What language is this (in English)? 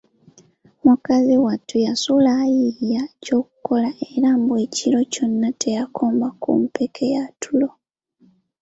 Ganda